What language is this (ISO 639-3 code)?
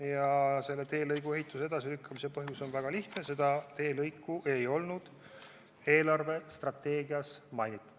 est